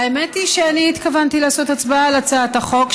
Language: Hebrew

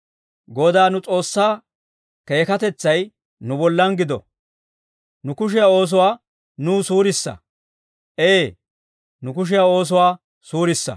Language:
Dawro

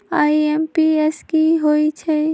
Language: Magahi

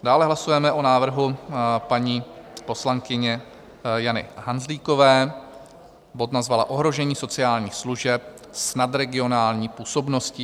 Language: Czech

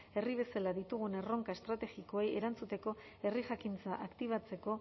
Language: Basque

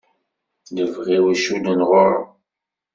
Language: Kabyle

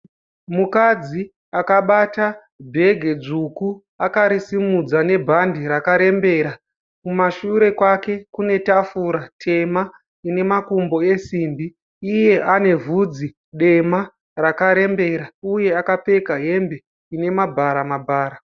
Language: Shona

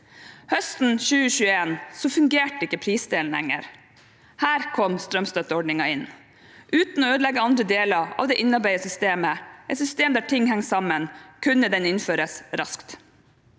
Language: Norwegian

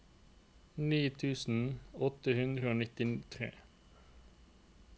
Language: Norwegian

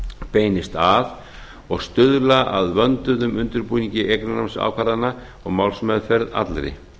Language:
Icelandic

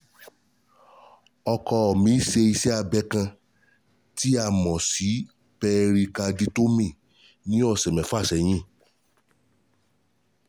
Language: Yoruba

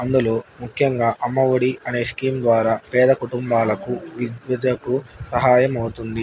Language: Telugu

